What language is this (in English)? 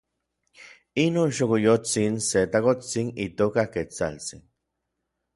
Orizaba Nahuatl